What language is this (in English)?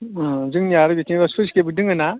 Bodo